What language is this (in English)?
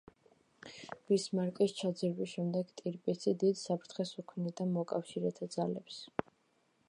Georgian